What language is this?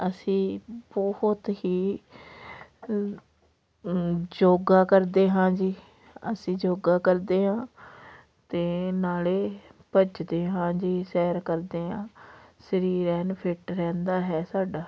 Punjabi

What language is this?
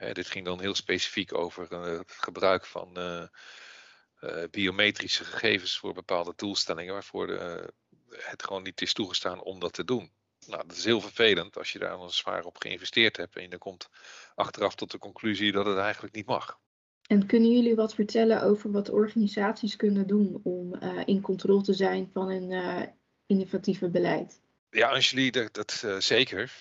Dutch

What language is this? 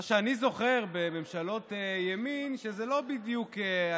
Hebrew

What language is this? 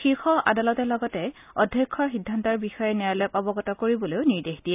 Assamese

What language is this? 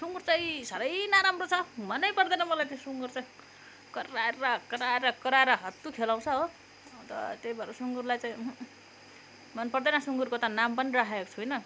Nepali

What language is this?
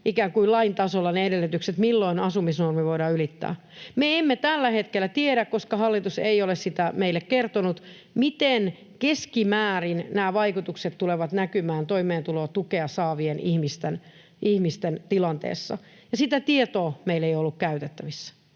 Finnish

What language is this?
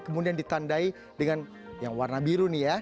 Indonesian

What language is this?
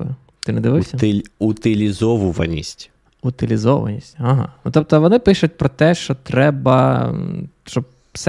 Ukrainian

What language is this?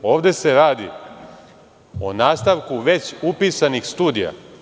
Serbian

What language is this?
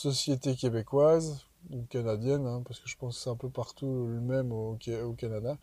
French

